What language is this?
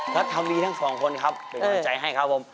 Thai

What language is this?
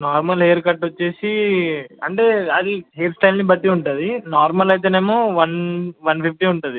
Telugu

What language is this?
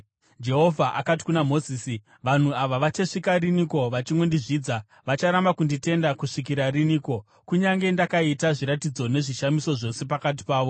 Shona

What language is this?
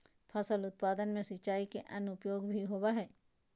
Magahi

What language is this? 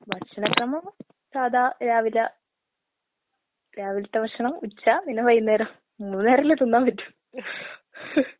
Malayalam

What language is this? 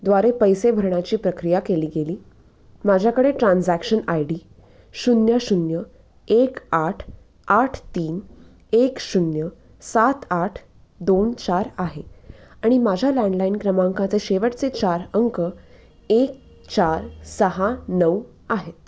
Marathi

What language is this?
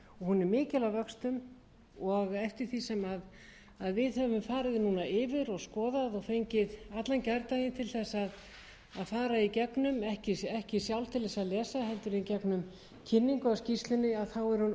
Icelandic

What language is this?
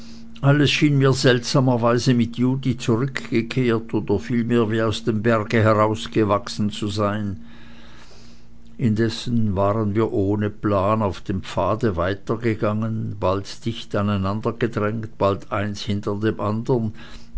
German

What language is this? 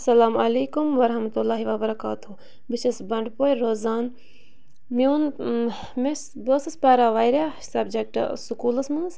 Kashmiri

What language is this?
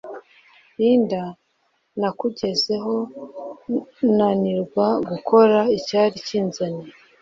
Kinyarwanda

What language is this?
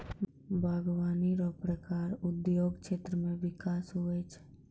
Maithili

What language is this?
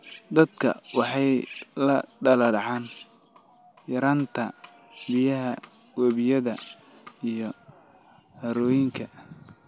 Somali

